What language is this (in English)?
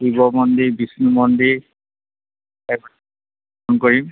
Assamese